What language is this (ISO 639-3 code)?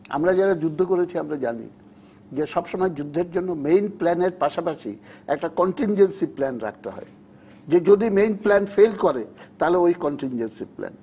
ben